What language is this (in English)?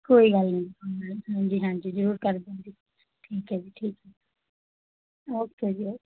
Punjabi